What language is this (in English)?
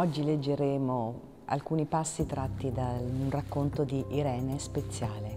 Italian